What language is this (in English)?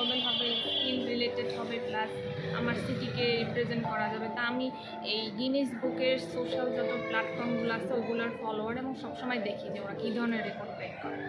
Bangla